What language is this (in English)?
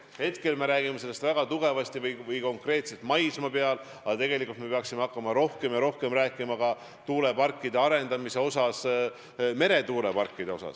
Estonian